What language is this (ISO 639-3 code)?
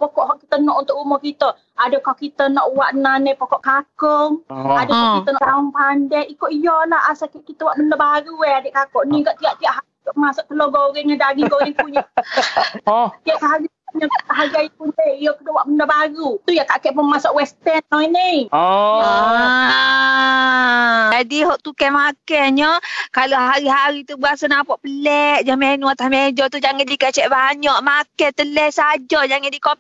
msa